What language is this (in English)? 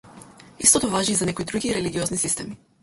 Macedonian